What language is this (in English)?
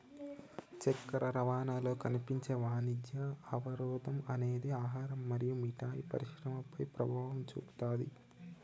Telugu